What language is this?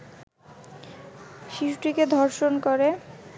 Bangla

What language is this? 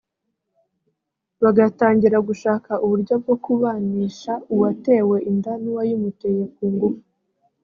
Kinyarwanda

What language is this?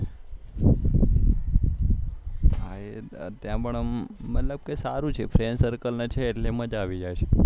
Gujarati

